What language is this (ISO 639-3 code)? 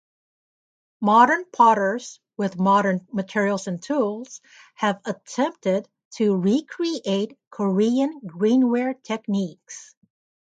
eng